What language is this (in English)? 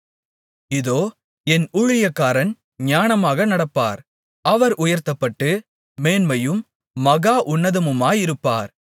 Tamil